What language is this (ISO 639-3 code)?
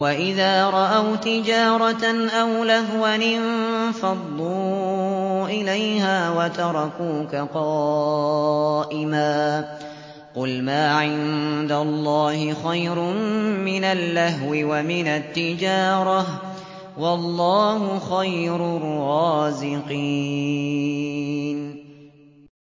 ara